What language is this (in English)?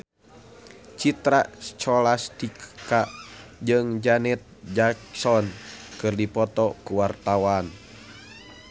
Sundanese